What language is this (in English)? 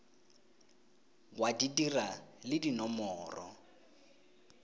Tswana